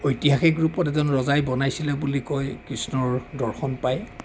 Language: Assamese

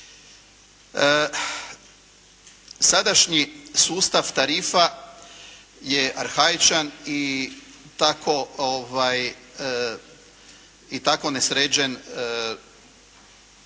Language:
Croatian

